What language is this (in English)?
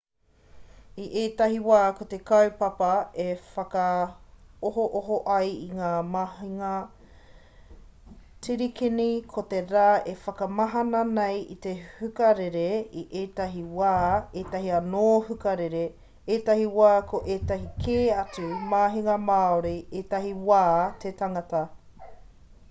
Māori